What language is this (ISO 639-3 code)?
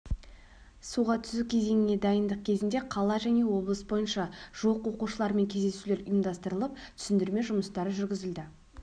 kaz